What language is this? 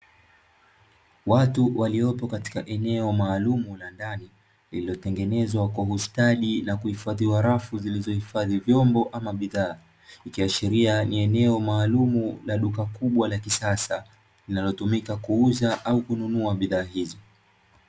Swahili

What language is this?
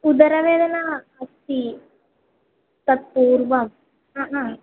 Sanskrit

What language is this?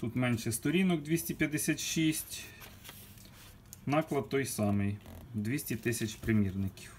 Ukrainian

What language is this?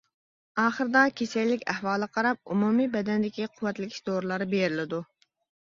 Uyghur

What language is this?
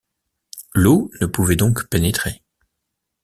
French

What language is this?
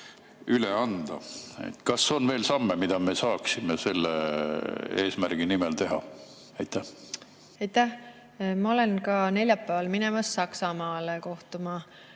Estonian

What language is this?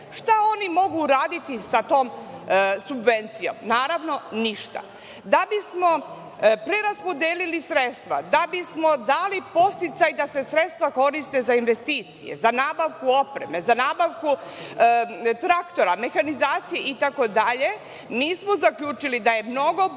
Serbian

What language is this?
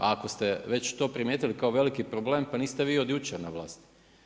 Croatian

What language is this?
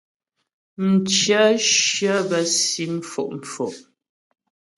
Ghomala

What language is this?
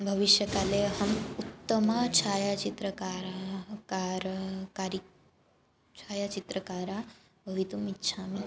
Sanskrit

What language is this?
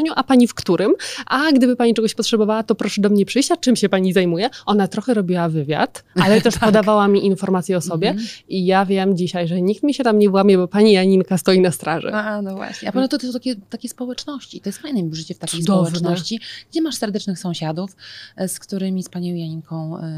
Polish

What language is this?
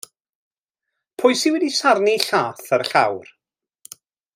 Welsh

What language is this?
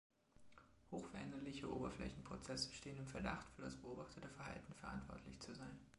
German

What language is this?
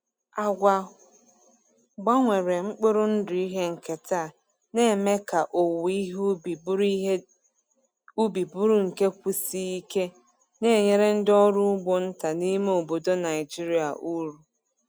Igbo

